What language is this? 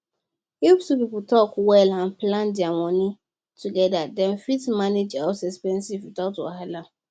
Nigerian Pidgin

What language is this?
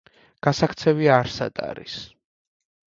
Georgian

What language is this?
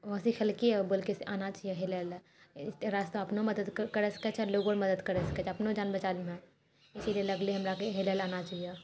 Maithili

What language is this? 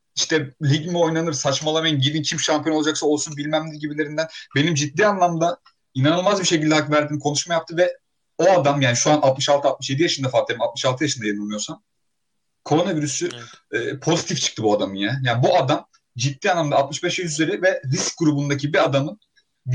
Turkish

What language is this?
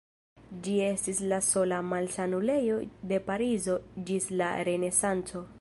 Esperanto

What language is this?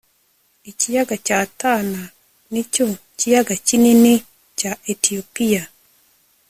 Kinyarwanda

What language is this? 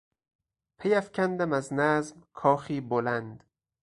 Persian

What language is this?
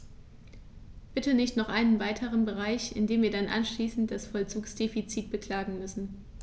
German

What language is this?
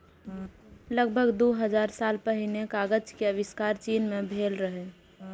Maithili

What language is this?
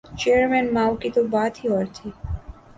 Urdu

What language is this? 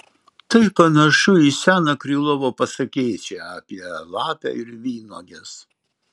Lithuanian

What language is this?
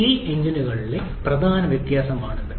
Malayalam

